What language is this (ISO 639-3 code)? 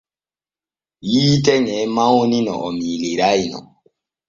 fue